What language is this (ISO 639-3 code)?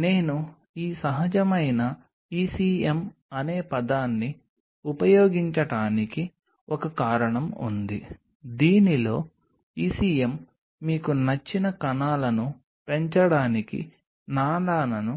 tel